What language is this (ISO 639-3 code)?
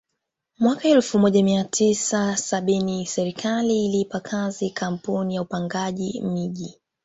swa